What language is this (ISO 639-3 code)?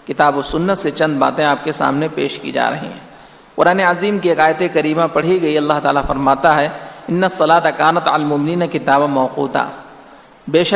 urd